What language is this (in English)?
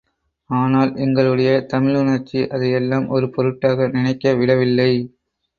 Tamil